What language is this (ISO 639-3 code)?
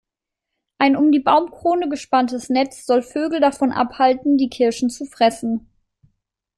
deu